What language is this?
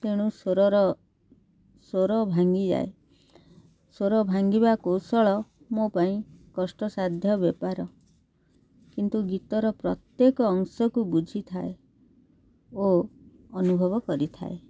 Odia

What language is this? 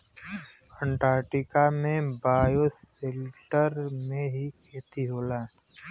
Bhojpuri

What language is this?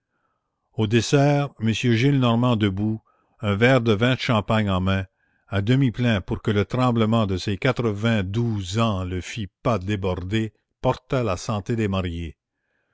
French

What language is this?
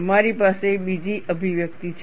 Gujarati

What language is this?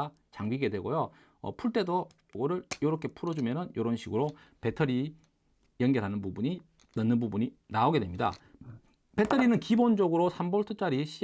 Korean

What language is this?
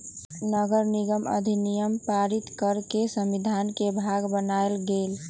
Magahi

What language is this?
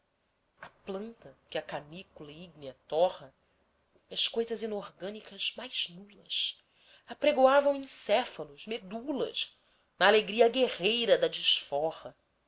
Portuguese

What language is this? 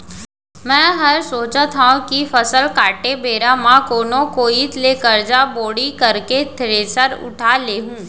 Chhattisgarhi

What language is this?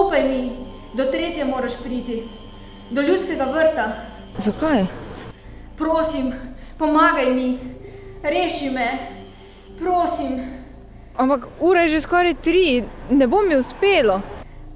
Slovenian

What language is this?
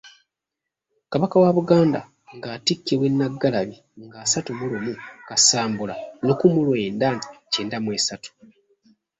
Ganda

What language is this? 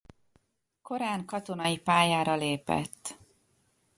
Hungarian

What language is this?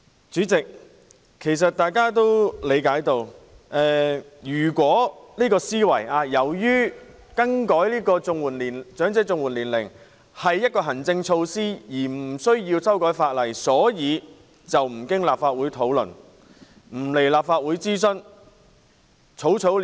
Cantonese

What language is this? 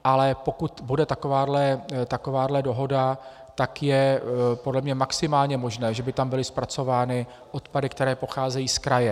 Czech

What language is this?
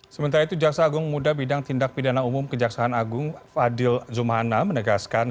Indonesian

